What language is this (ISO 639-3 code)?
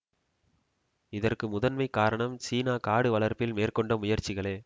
tam